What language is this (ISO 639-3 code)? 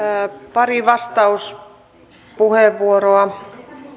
fin